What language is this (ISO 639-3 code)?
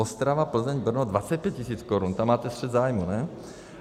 ces